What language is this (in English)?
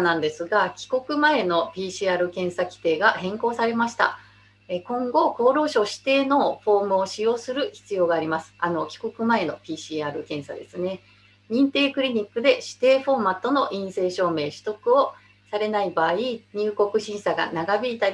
Japanese